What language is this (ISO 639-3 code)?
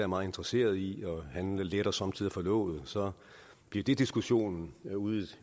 dan